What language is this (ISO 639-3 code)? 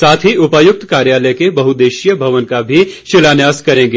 hin